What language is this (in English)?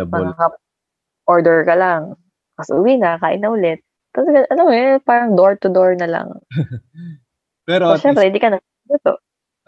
Filipino